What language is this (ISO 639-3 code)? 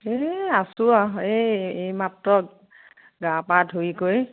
asm